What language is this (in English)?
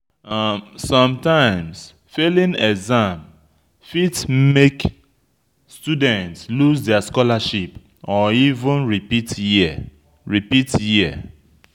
Nigerian Pidgin